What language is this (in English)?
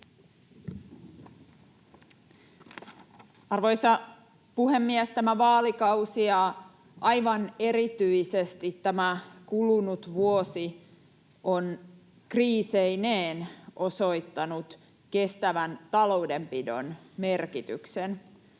Finnish